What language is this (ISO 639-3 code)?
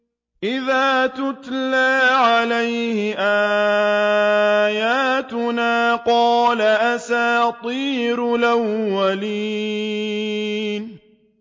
ara